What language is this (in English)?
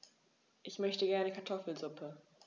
German